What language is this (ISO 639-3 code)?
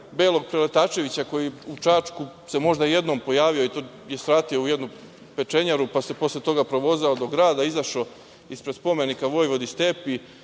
srp